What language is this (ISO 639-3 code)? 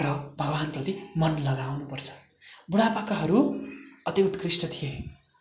nep